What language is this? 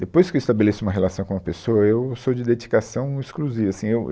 Portuguese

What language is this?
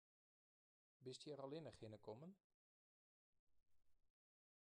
Western Frisian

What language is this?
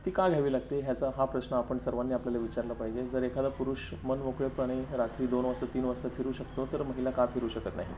Marathi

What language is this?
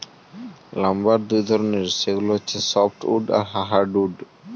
Bangla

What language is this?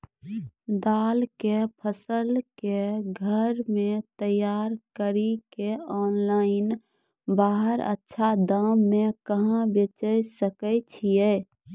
Maithili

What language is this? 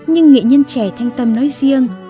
Vietnamese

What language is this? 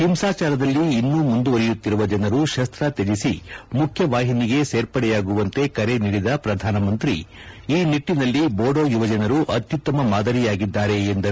Kannada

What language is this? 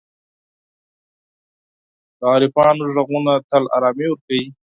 Pashto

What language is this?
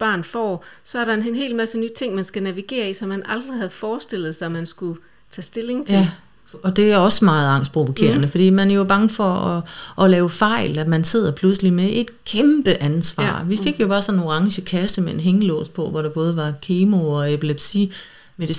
Danish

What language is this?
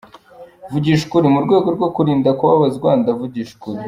Kinyarwanda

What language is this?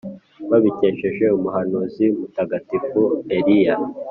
Kinyarwanda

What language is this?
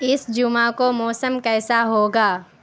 Urdu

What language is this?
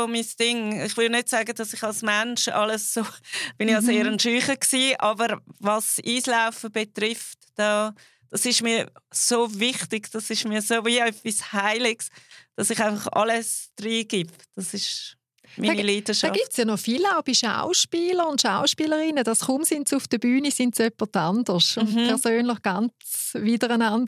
German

